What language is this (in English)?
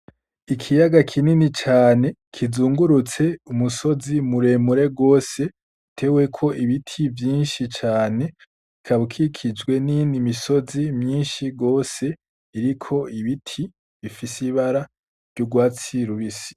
Rundi